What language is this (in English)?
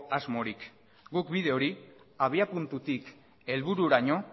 Basque